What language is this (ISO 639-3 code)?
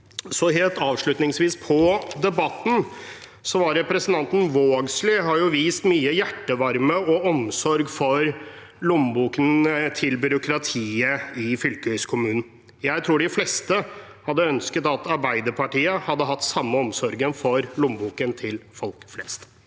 nor